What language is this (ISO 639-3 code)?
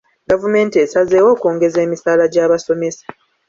lug